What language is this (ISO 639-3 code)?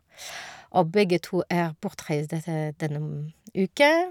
nor